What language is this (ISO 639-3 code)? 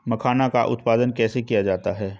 hin